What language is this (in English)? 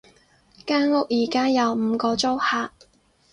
Cantonese